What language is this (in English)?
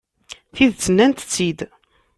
Kabyle